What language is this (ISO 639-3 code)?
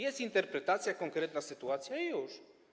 pol